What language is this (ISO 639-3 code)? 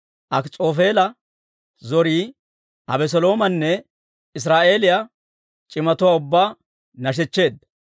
dwr